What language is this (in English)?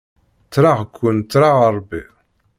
Kabyle